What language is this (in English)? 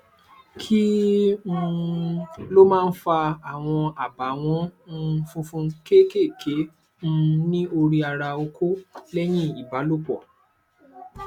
Yoruba